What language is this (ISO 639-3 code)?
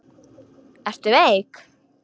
isl